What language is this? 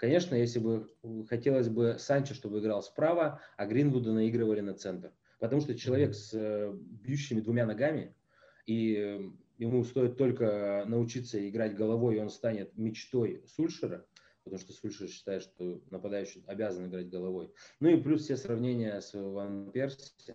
Russian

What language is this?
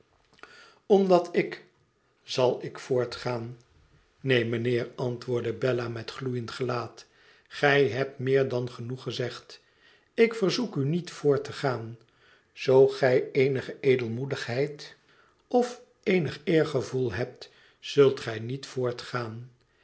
Dutch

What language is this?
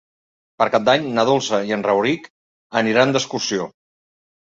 Catalan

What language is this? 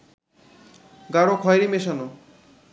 Bangla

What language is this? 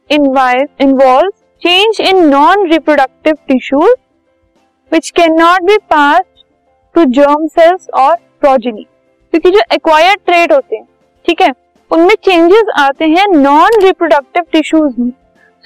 Hindi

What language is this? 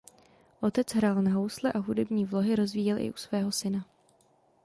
Czech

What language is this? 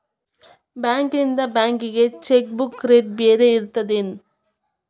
Kannada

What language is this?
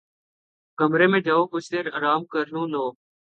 Urdu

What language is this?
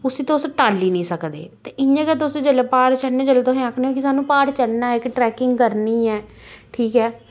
Dogri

